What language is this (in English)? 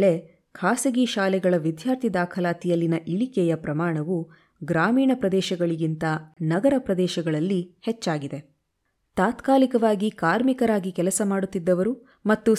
Kannada